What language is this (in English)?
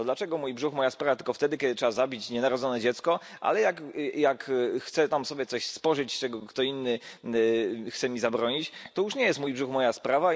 Polish